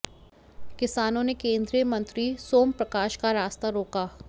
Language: Hindi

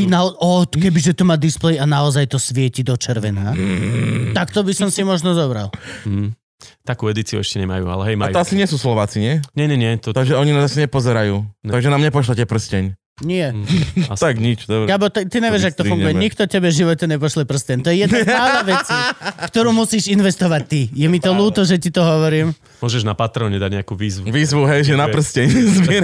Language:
Slovak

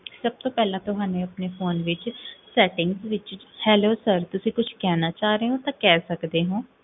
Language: Punjabi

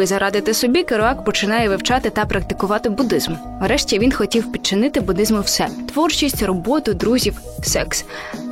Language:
Ukrainian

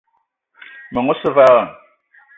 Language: Eton (Cameroon)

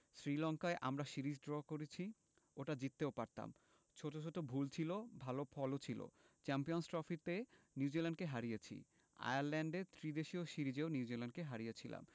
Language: Bangla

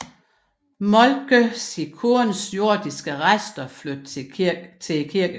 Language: Danish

